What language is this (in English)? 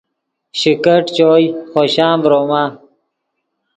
Yidgha